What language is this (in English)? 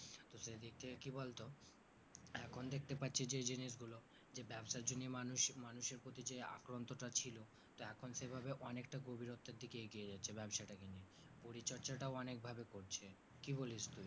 Bangla